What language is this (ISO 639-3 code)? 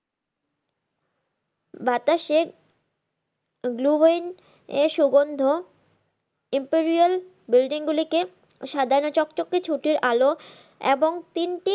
ben